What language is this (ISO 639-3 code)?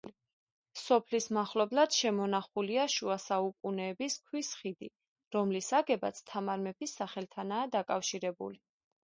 kat